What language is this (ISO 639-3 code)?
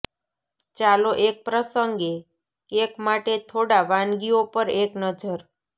guj